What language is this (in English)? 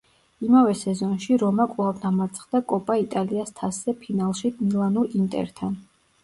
Georgian